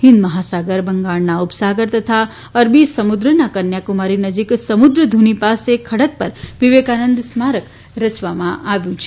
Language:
Gujarati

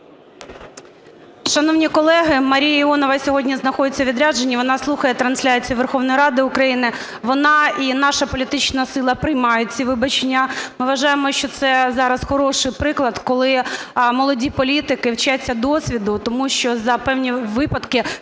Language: Ukrainian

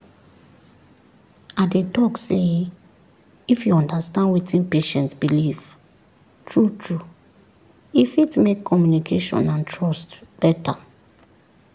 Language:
Nigerian Pidgin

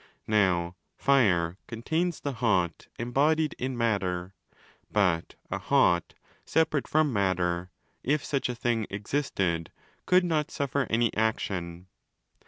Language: English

